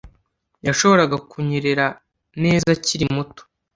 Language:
Kinyarwanda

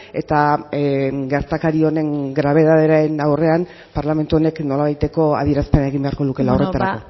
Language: Basque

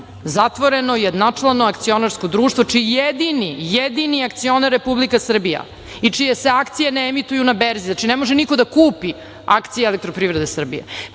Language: Serbian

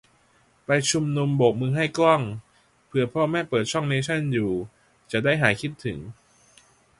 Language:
Thai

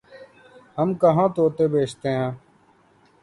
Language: Urdu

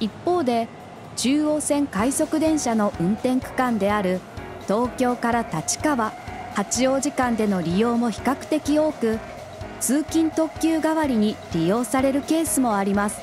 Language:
Japanese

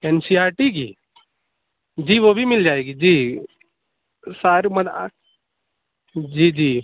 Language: Urdu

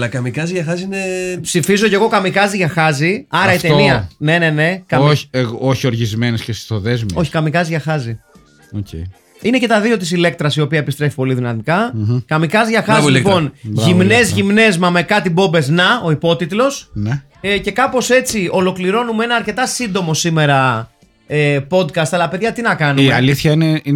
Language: Greek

